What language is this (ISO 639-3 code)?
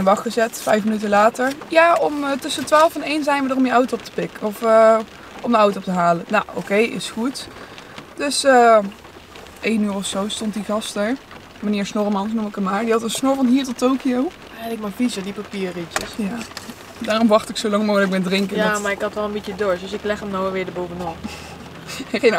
nld